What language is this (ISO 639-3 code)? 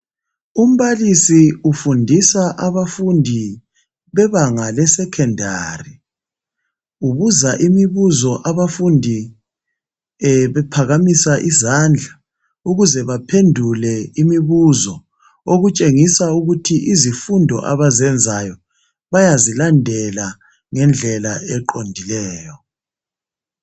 nde